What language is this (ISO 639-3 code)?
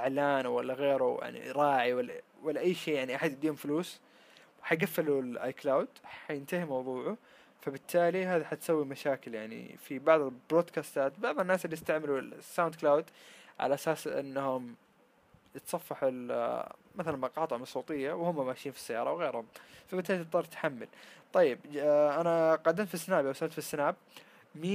ara